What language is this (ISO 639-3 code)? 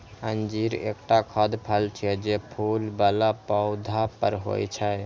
mai